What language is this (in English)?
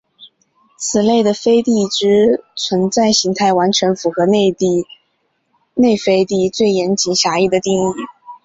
Chinese